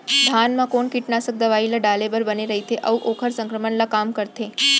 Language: Chhattisgarhi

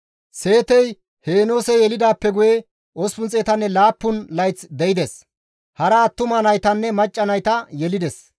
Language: Gamo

